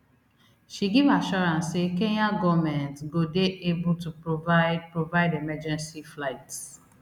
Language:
Nigerian Pidgin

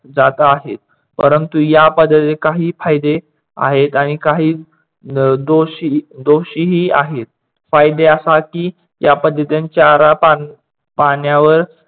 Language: Marathi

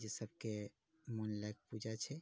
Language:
Maithili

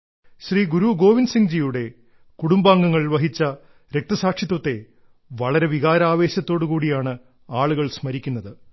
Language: Malayalam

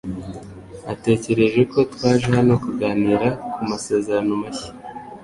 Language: Kinyarwanda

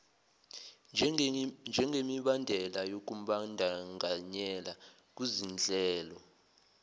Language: Zulu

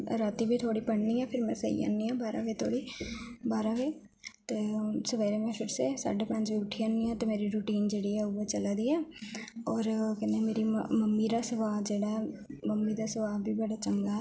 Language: Dogri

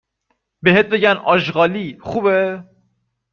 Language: Persian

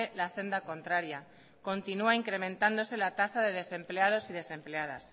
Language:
Spanish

